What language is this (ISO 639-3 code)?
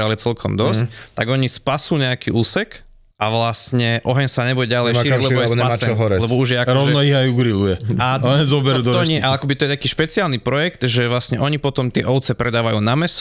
slk